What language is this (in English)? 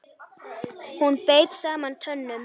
Icelandic